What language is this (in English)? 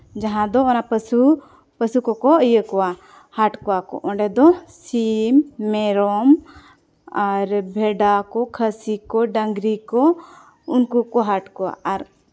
Santali